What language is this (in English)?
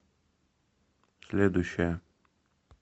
Russian